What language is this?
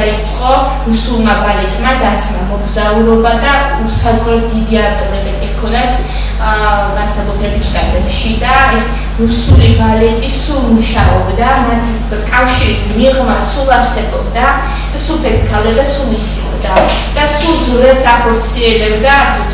Romanian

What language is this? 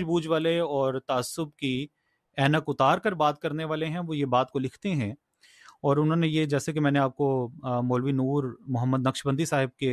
Urdu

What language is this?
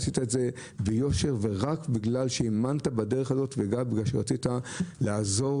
Hebrew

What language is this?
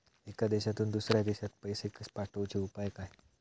Marathi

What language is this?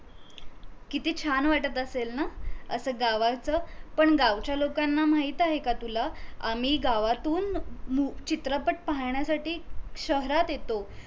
Marathi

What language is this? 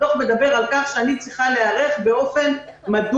Hebrew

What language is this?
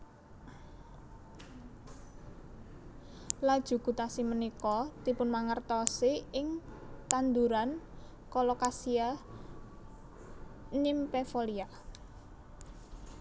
Javanese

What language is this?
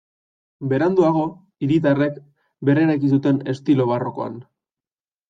Basque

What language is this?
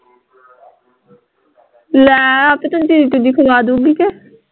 Punjabi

